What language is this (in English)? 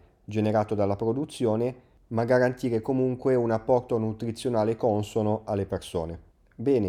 Italian